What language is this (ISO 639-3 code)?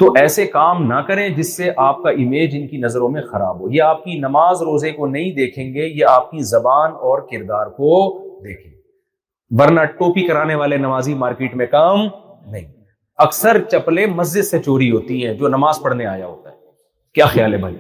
urd